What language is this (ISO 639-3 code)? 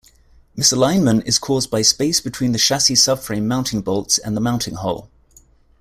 eng